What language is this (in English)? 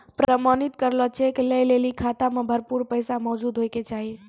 Maithili